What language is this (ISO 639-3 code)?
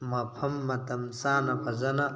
mni